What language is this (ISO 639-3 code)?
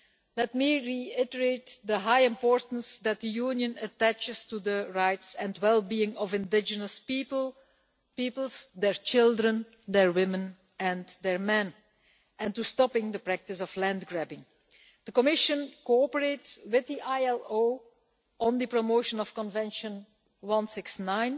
eng